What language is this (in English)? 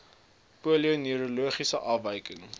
Afrikaans